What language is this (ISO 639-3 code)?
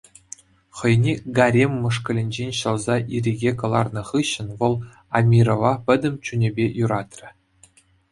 chv